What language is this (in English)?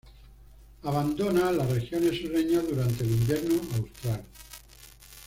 Spanish